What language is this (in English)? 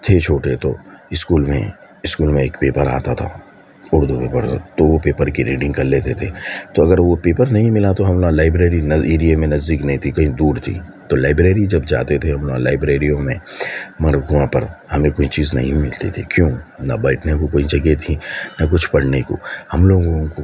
Urdu